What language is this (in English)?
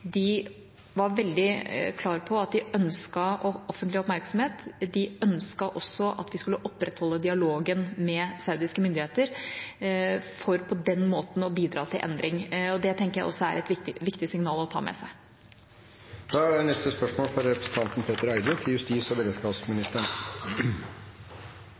Norwegian